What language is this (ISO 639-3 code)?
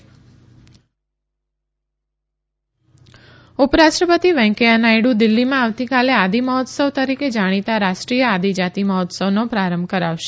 guj